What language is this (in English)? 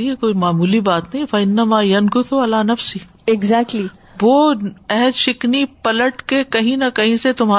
Urdu